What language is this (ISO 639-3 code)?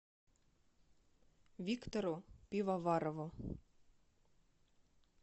rus